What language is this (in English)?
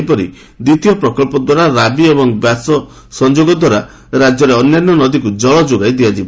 Odia